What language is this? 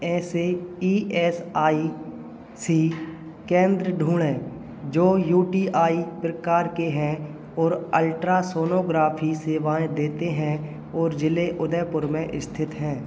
Hindi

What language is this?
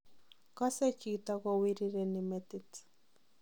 Kalenjin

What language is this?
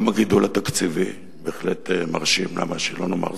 Hebrew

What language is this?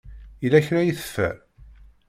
Kabyle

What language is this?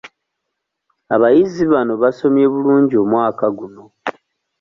Ganda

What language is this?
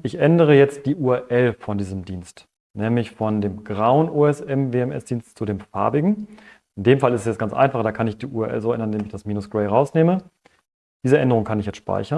German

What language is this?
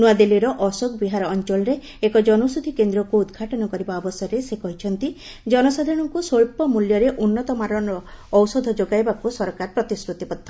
Odia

